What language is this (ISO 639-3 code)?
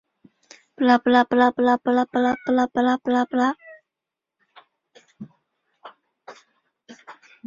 zho